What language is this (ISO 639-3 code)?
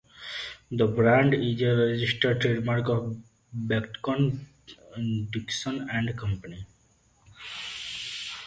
eng